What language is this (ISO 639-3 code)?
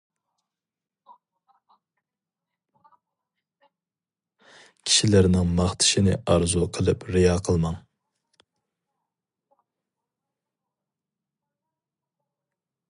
uig